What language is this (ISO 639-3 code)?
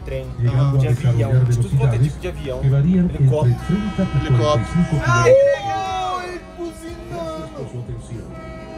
por